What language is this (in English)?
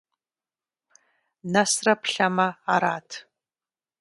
Kabardian